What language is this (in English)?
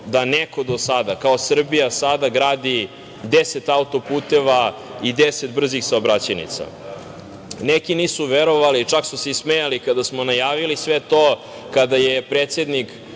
Serbian